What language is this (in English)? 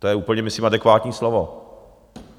Czech